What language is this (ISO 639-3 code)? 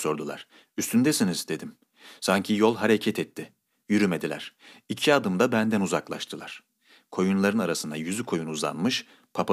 tur